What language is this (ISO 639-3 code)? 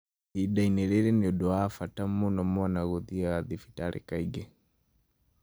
kik